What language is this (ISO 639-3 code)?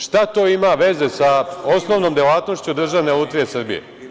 srp